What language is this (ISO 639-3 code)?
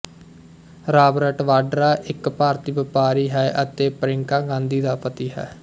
pan